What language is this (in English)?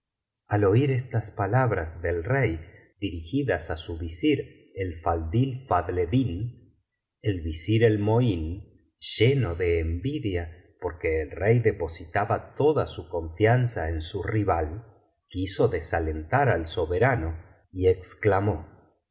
Spanish